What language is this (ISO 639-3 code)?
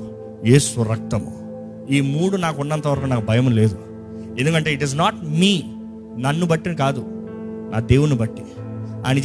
tel